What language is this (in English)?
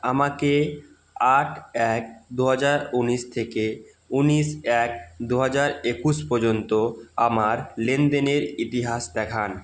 Bangla